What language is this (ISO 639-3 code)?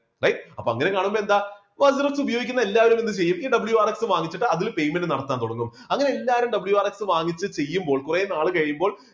mal